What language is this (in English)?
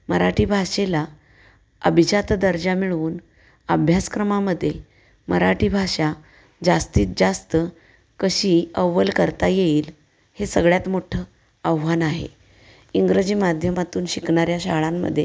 Marathi